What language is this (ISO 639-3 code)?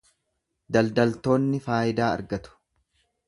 orm